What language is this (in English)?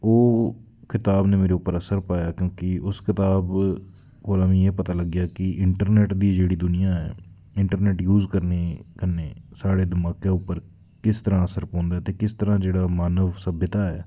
Dogri